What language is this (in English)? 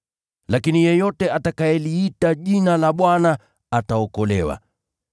Swahili